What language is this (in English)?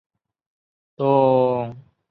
Chinese